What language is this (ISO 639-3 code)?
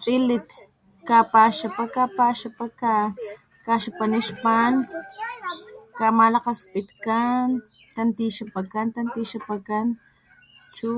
top